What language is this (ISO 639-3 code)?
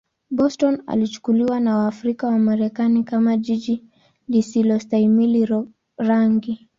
swa